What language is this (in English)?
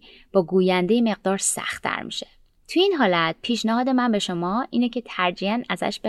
Persian